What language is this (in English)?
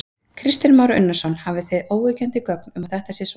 Icelandic